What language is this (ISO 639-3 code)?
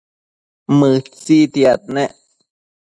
mcf